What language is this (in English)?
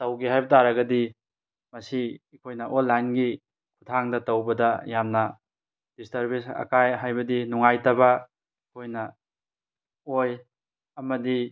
Manipuri